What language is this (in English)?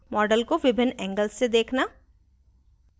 Hindi